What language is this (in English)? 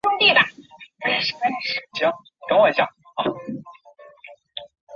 Chinese